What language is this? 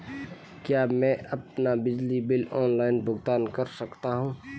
Hindi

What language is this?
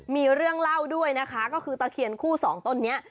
Thai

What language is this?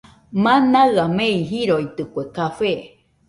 Nüpode Huitoto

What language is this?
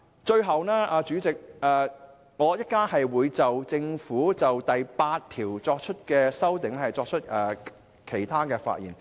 Cantonese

